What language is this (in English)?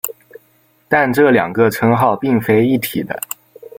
Chinese